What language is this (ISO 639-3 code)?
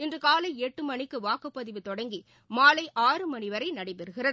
tam